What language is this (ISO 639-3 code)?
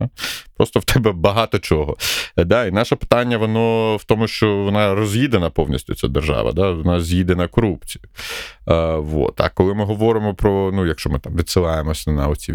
ukr